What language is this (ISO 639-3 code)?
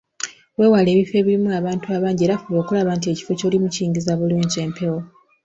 lug